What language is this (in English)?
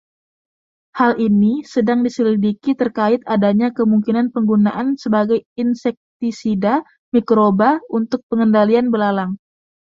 Indonesian